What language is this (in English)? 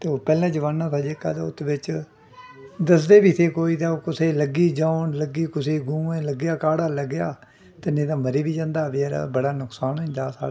Dogri